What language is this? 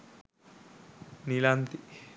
Sinhala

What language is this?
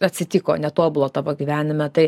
Lithuanian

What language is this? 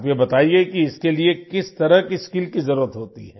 Hindi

